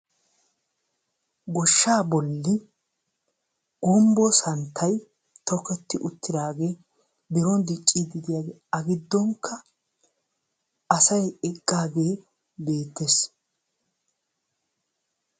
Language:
Wolaytta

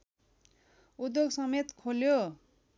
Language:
Nepali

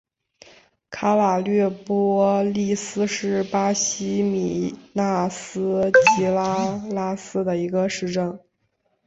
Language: Chinese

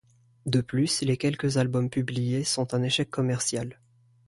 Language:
French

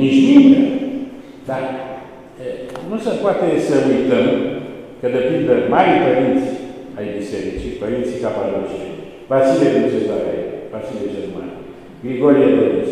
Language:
Romanian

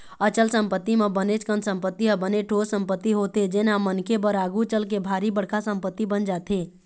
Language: Chhattisgarhi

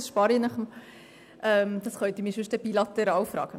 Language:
Swiss German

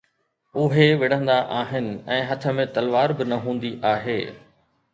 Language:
Sindhi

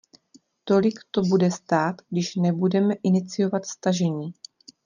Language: Czech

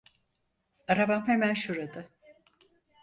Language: Turkish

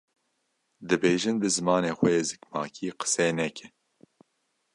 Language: Kurdish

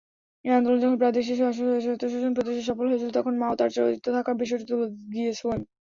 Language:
Bangla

